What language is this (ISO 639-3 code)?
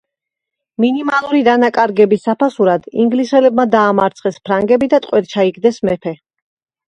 kat